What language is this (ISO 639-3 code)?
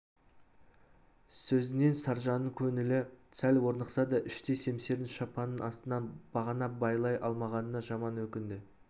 kaz